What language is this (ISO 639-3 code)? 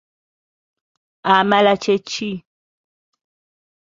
lug